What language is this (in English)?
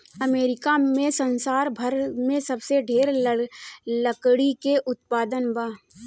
Bhojpuri